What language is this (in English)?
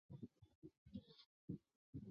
Chinese